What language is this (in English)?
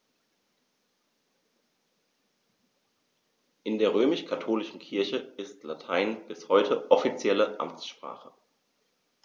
German